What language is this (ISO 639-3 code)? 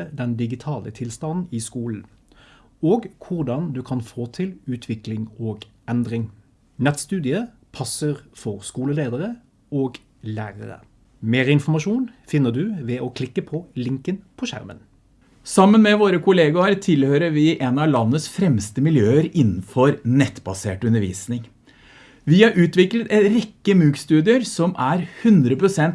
nor